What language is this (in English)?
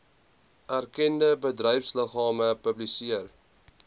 Afrikaans